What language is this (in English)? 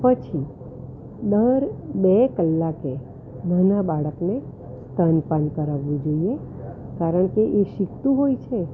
Gujarati